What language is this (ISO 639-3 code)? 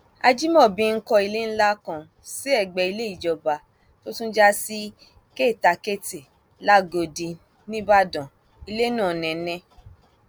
yor